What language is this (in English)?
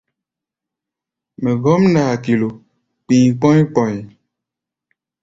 Gbaya